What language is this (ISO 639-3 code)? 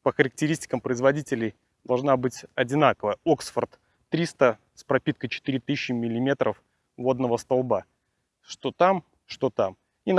rus